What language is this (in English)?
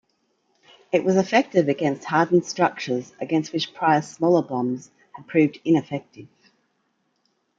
English